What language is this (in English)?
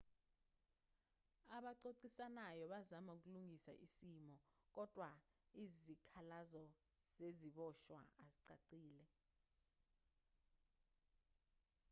Zulu